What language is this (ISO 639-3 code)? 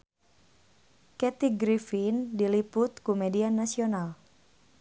sun